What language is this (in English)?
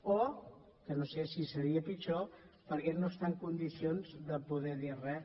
Catalan